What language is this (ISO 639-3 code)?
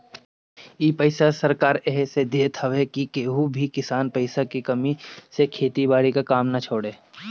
bho